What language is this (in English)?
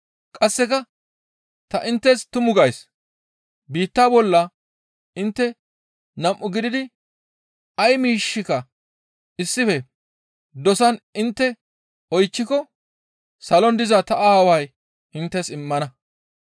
Gamo